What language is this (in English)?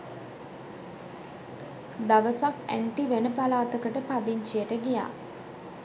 Sinhala